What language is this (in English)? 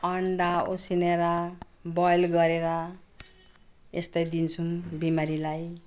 Nepali